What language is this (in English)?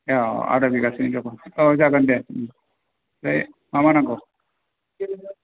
Bodo